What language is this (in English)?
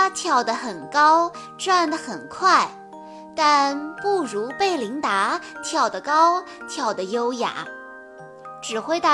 Chinese